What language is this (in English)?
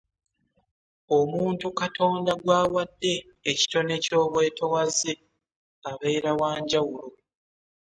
Ganda